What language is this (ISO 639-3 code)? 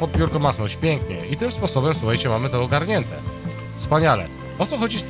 pol